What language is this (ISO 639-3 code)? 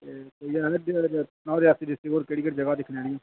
doi